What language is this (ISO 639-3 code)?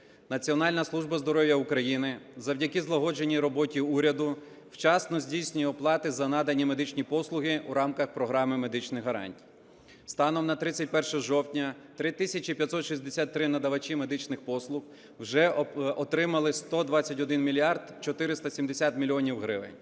ukr